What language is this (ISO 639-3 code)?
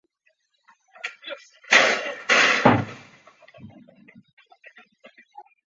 zho